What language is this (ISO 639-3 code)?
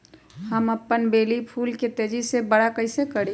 mag